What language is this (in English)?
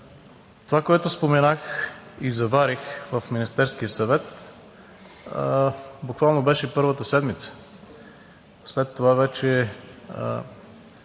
Bulgarian